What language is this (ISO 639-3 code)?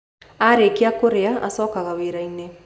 kik